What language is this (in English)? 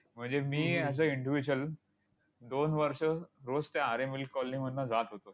Marathi